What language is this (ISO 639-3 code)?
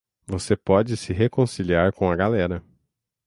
por